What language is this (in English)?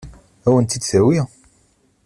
Kabyle